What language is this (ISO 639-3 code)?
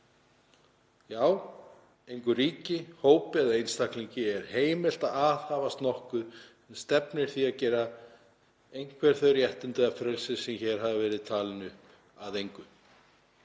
isl